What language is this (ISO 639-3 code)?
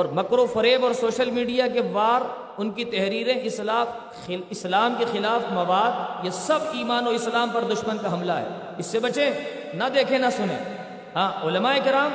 urd